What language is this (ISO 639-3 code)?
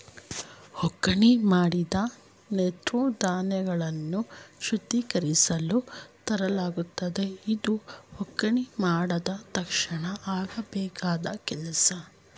kan